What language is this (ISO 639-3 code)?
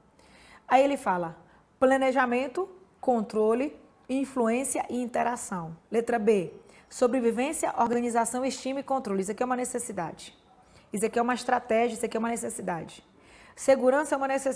por